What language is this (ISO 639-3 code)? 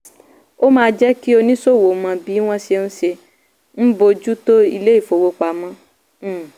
yor